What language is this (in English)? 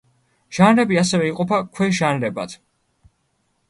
Georgian